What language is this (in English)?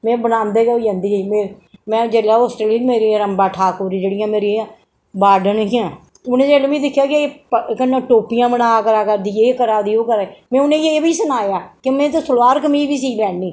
Dogri